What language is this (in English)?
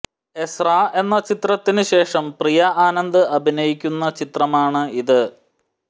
Malayalam